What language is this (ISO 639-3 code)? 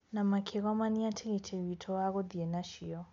kik